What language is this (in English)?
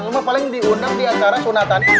Indonesian